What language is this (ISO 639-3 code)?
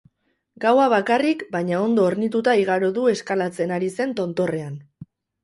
eus